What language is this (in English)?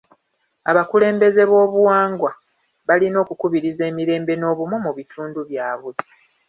Ganda